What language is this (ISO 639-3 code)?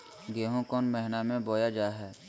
mag